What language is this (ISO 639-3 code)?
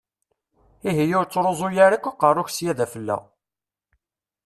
kab